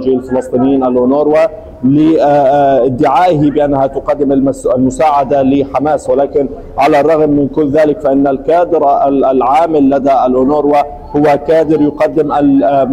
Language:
Arabic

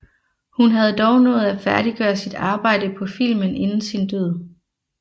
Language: Danish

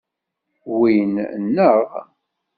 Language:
Kabyle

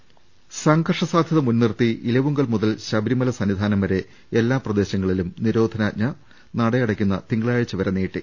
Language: Malayalam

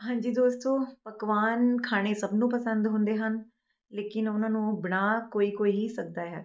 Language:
Punjabi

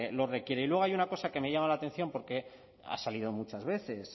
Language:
Spanish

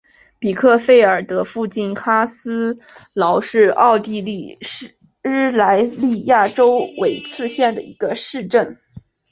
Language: Chinese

